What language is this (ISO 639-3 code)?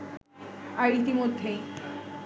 ben